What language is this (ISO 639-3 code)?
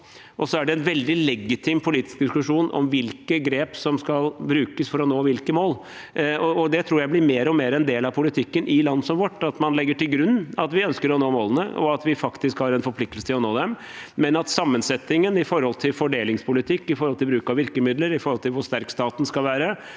nor